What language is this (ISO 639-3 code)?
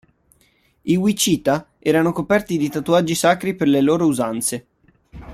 ita